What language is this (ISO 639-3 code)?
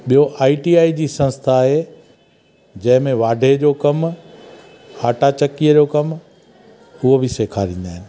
snd